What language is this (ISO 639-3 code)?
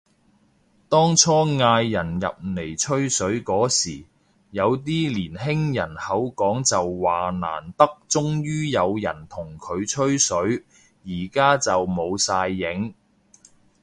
yue